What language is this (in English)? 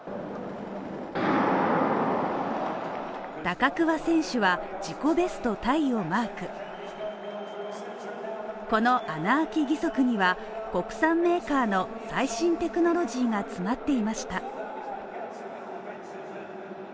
Japanese